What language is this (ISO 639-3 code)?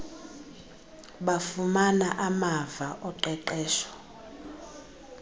xho